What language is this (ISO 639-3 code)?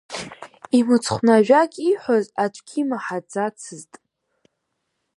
abk